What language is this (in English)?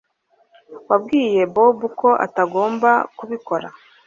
Kinyarwanda